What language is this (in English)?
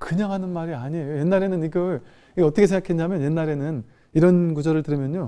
Korean